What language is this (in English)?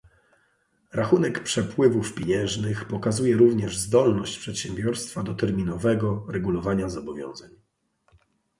Polish